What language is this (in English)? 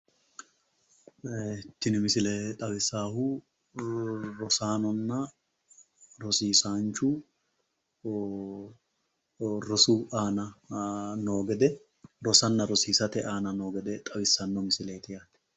Sidamo